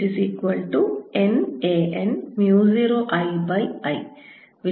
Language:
Malayalam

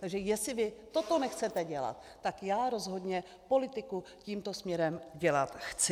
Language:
Czech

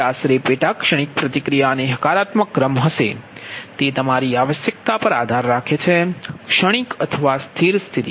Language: Gujarati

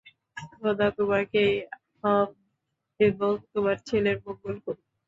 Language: Bangla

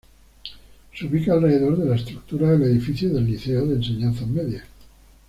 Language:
Spanish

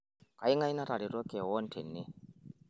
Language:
Masai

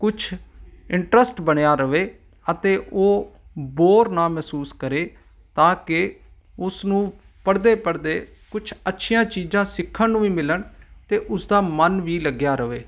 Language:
Punjabi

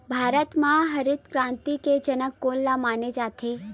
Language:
Chhattisgarhi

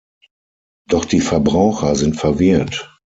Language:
German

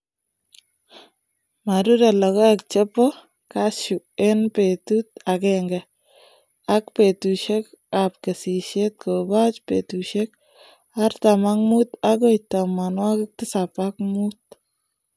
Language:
Kalenjin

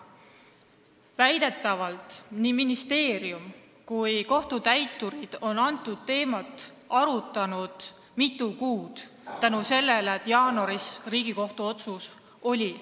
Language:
Estonian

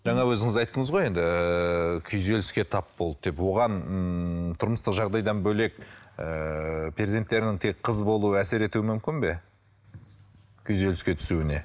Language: Kazakh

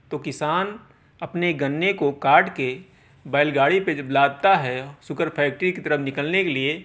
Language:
Urdu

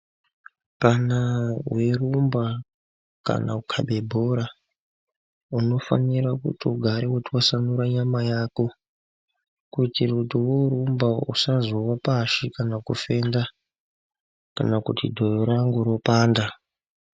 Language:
Ndau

